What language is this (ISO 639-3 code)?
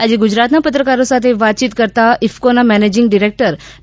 guj